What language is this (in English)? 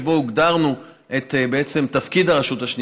Hebrew